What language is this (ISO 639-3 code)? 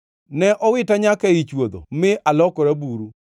luo